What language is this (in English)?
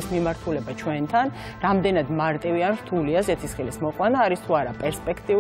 Romanian